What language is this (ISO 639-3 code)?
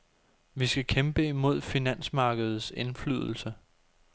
dan